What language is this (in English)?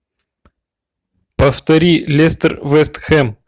Russian